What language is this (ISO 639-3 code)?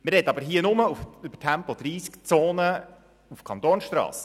gsw